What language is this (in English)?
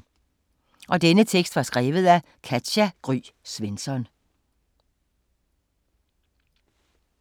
Danish